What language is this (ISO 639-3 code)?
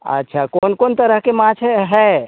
mai